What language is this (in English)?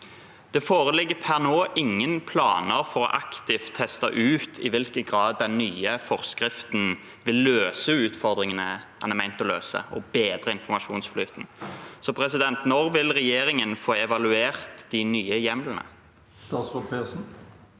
Norwegian